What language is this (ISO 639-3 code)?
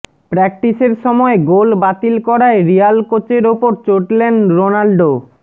ben